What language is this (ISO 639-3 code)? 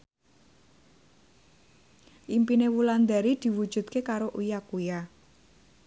jav